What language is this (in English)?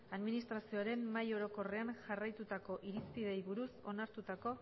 Basque